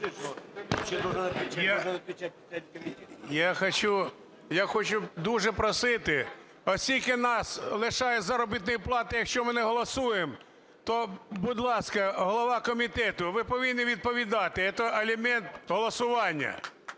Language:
Ukrainian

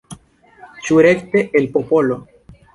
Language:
Esperanto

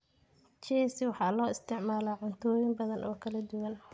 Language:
Somali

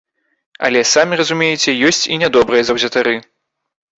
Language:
Belarusian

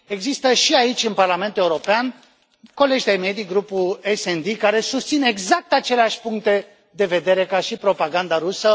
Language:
Romanian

